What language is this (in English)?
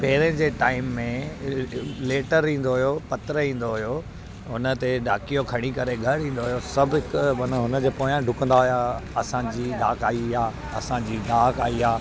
Sindhi